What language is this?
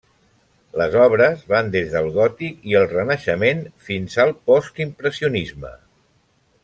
Catalan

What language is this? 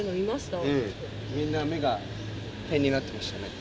Japanese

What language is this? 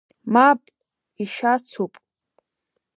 Abkhazian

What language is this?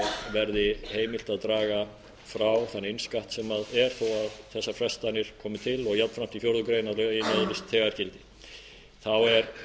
Icelandic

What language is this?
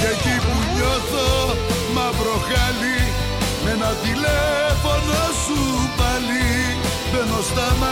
Greek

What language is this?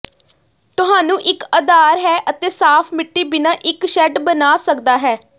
Punjabi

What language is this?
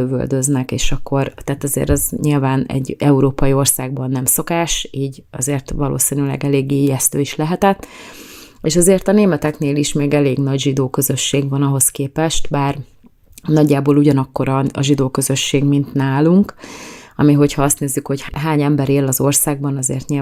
Hungarian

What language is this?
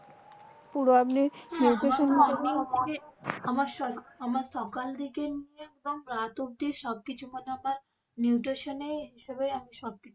Bangla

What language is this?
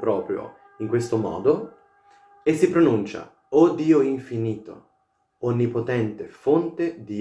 Italian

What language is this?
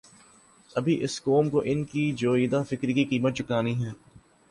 Urdu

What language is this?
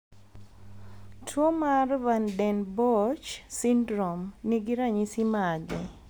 Luo (Kenya and Tanzania)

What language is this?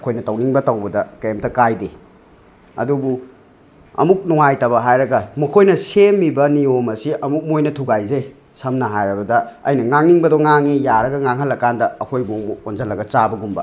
Manipuri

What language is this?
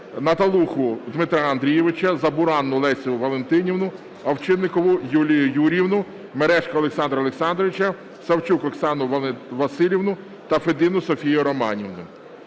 Ukrainian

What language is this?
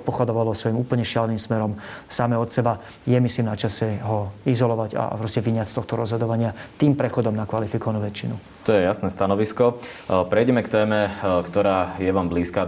Slovak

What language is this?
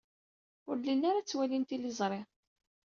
Kabyle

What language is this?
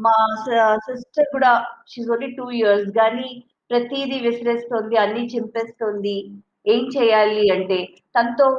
Telugu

